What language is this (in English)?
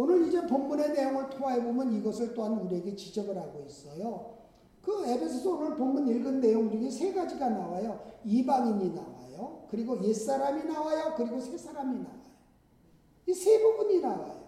Korean